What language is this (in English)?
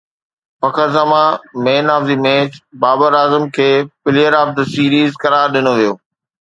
Sindhi